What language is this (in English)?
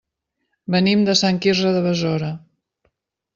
Catalan